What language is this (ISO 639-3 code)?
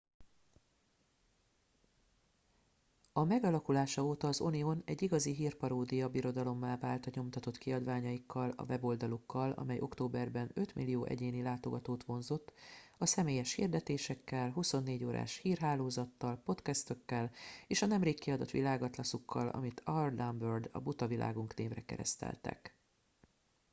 hun